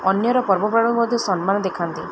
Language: Odia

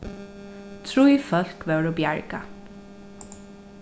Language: Faroese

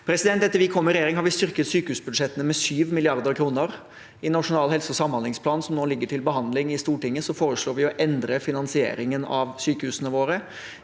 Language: Norwegian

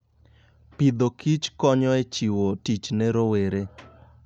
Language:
Luo (Kenya and Tanzania)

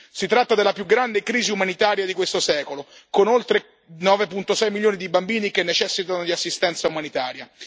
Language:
Italian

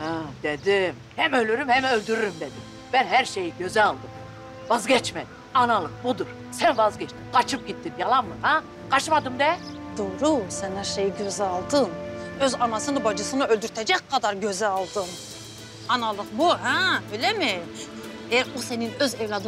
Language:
Turkish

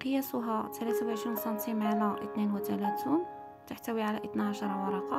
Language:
Arabic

